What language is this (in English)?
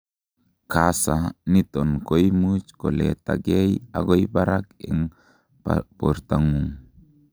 Kalenjin